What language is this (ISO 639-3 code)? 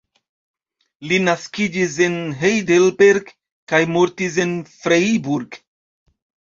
epo